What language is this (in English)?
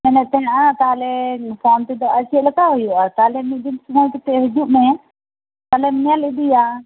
Santali